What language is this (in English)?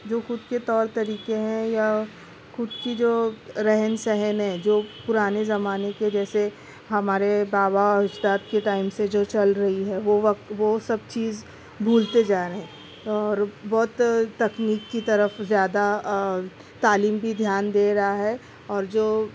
Urdu